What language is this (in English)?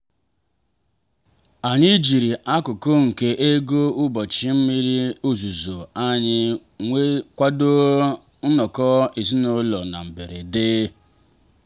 Igbo